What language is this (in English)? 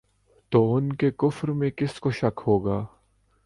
Urdu